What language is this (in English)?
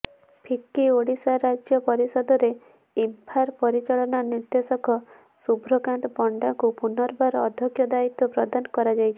Odia